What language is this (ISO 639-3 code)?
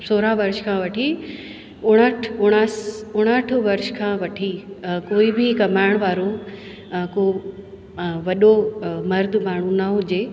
snd